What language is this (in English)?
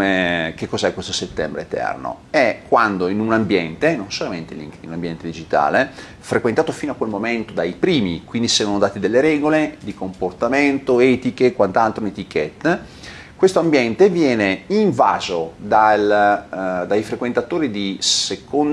Italian